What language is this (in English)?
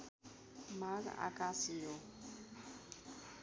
Nepali